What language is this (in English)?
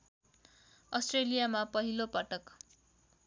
Nepali